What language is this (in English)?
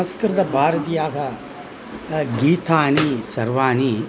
Sanskrit